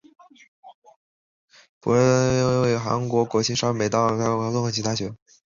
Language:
Chinese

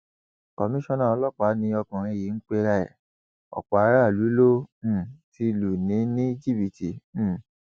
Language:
Yoruba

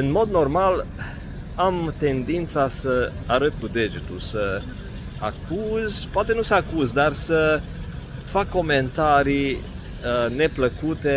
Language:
Romanian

